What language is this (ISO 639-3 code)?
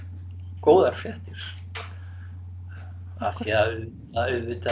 isl